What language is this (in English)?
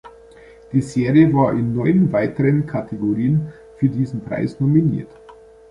German